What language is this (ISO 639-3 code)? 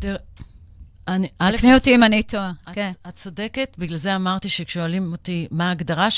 heb